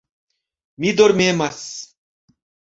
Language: Esperanto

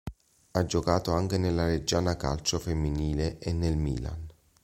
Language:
Italian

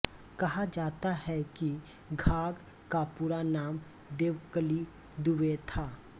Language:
Hindi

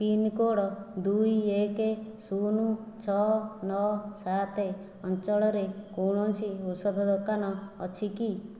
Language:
Odia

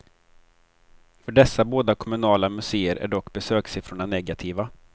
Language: Swedish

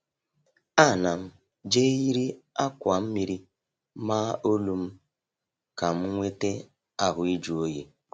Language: Igbo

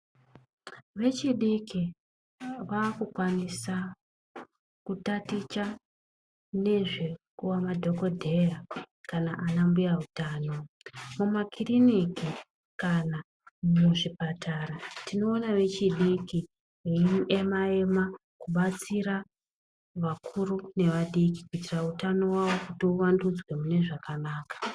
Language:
Ndau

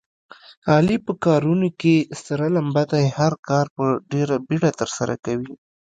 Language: Pashto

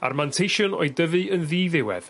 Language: Welsh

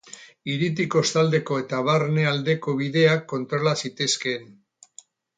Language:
Basque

